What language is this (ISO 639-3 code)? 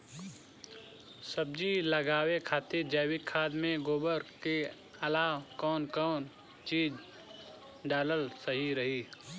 bho